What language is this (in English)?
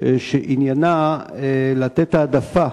Hebrew